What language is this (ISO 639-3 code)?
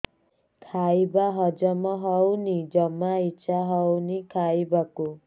ori